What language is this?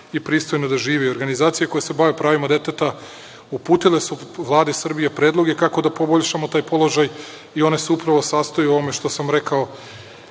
Serbian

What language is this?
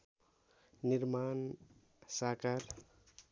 Nepali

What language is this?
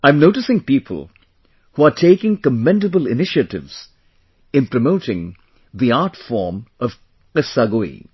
English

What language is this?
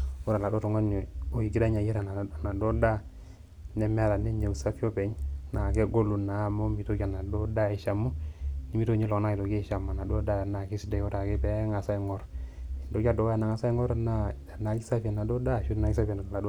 Masai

